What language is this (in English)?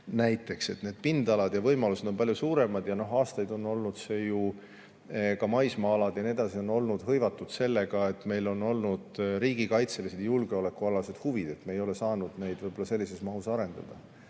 Estonian